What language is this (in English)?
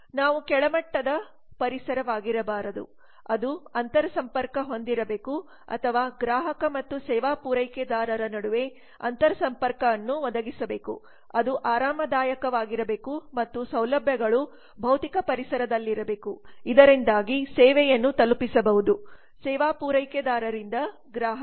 Kannada